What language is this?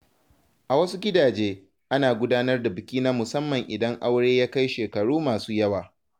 Hausa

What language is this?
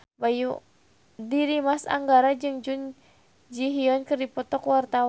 Sundanese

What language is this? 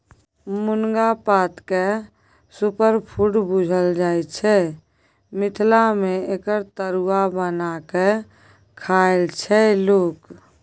Maithili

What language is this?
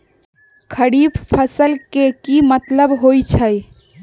Magahi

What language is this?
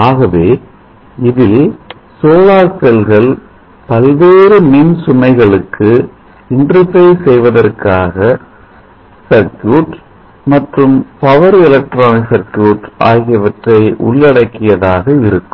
Tamil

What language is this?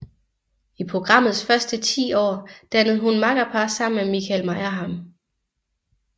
Danish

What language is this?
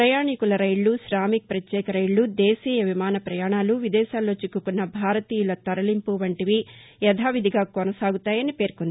Telugu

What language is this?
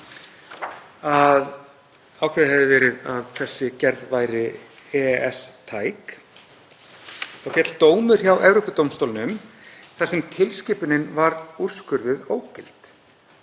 Icelandic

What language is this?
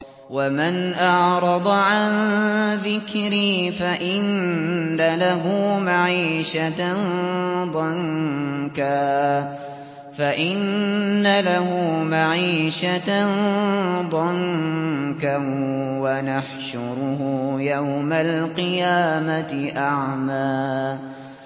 Arabic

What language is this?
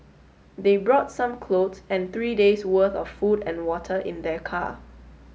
English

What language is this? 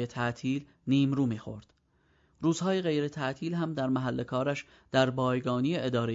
Persian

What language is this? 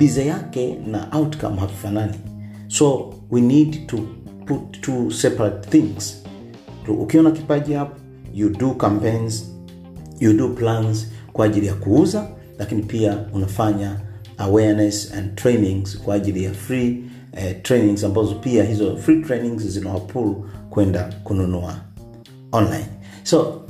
Swahili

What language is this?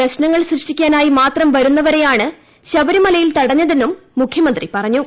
Malayalam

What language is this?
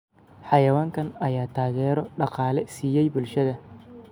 Somali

